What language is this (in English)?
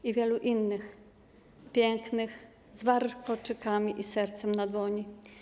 Polish